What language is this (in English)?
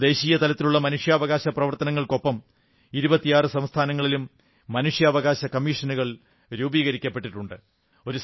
Malayalam